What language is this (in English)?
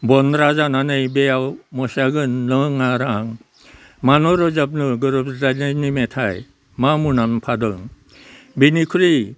Bodo